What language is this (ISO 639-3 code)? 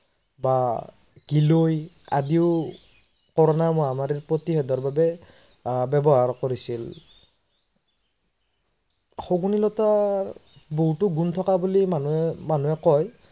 asm